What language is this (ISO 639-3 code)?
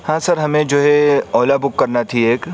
urd